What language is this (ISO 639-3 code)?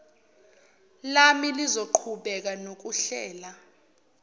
zul